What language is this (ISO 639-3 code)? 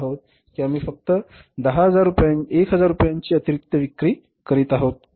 mar